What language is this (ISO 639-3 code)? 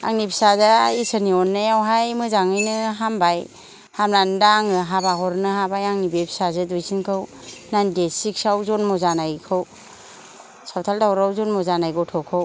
brx